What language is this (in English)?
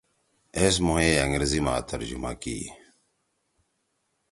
Torwali